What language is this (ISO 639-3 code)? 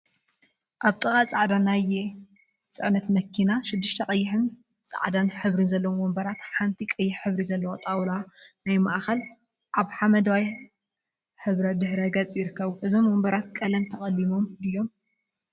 tir